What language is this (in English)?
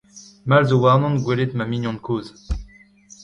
Breton